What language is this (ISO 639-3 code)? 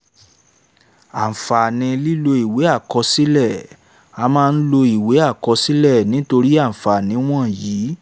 yor